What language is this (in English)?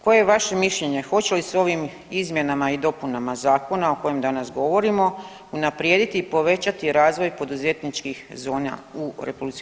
Croatian